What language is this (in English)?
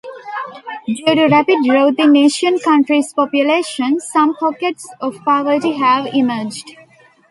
English